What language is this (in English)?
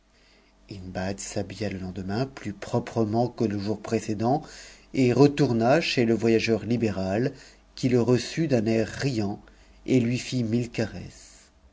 French